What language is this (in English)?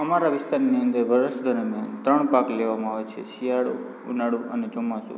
Gujarati